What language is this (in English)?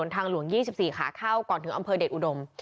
Thai